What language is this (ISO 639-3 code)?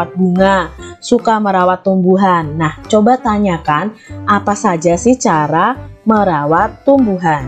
ind